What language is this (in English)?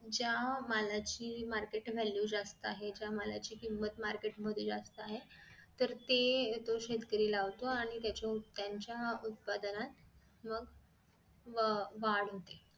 Marathi